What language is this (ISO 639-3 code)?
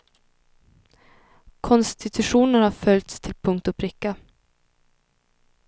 swe